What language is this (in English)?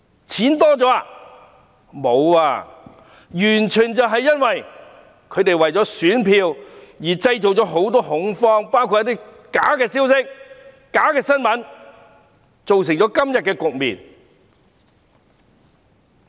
Cantonese